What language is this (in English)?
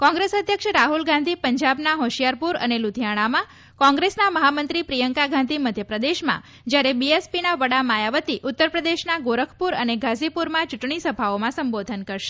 Gujarati